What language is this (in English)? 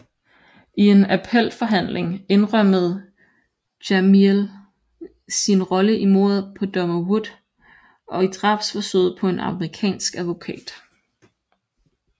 Danish